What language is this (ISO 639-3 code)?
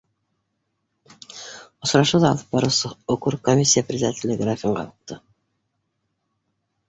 bak